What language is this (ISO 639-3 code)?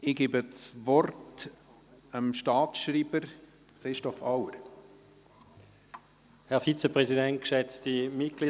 gsw